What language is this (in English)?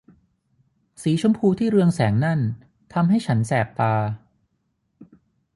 Thai